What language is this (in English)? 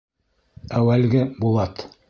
Bashkir